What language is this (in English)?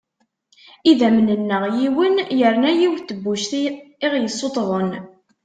Kabyle